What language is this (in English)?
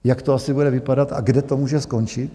Czech